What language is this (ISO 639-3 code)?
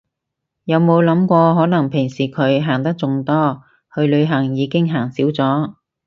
yue